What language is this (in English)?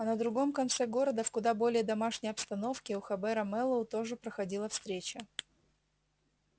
Russian